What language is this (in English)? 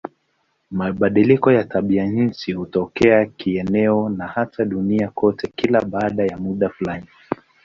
Swahili